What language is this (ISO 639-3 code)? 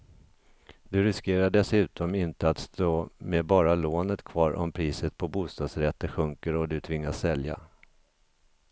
swe